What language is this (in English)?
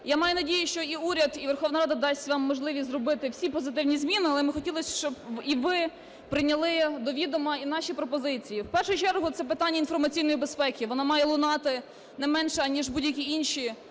Ukrainian